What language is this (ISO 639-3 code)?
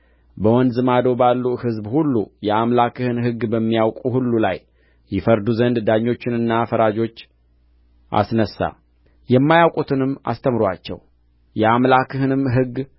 amh